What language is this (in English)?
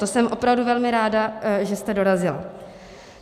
Czech